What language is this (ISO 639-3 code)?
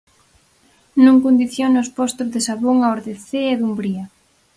glg